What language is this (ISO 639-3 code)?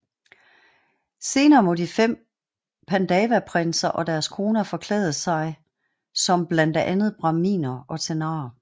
dan